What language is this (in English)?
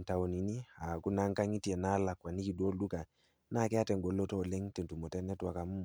Masai